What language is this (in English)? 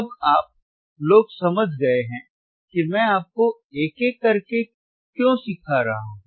Hindi